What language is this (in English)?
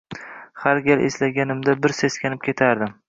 Uzbek